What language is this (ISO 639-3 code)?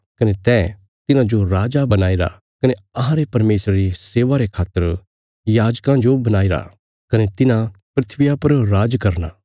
kfs